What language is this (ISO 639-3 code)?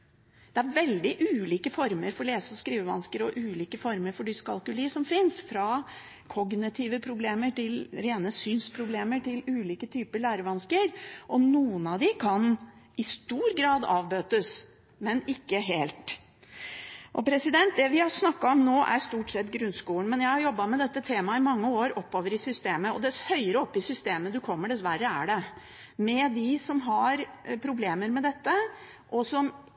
nob